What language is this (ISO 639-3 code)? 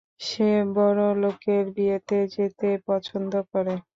ben